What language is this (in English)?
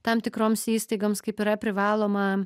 Lithuanian